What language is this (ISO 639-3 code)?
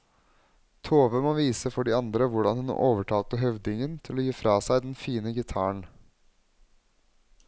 nor